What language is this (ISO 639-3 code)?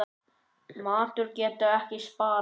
isl